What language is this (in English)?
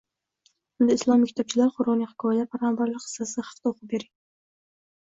Uzbek